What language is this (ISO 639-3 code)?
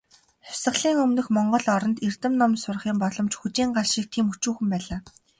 mon